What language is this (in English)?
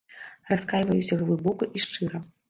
Belarusian